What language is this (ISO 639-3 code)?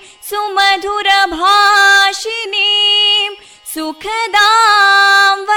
kan